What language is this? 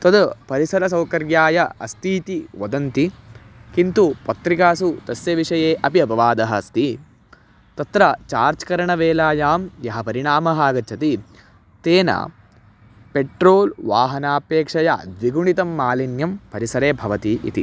Sanskrit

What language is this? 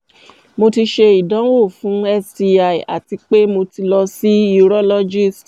Yoruba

